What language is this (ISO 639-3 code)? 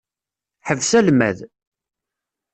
kab